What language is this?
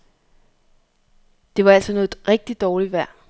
Danish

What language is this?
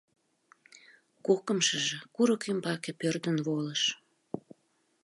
Mari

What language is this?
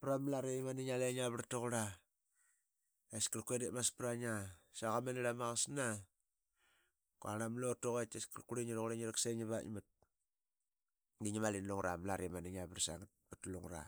Qaqet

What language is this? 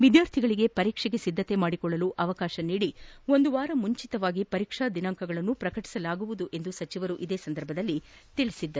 Kannada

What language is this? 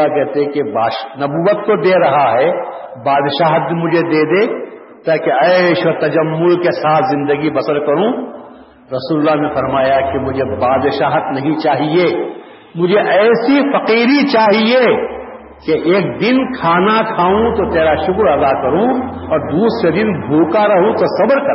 Urdu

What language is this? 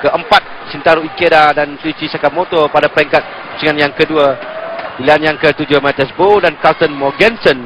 Malay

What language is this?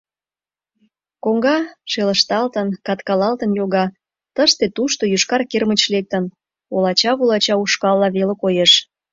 Mari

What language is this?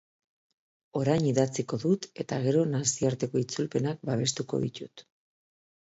Basque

